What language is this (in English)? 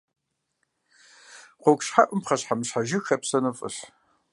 Kabardian